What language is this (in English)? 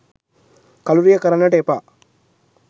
Sinhala